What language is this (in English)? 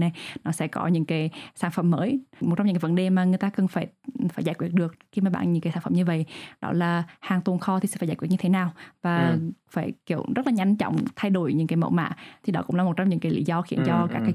Vietnamese